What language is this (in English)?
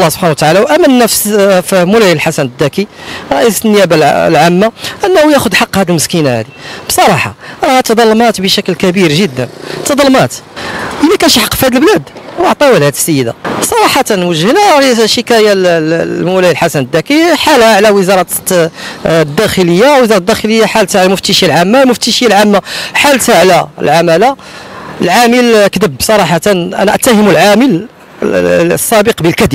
Arabic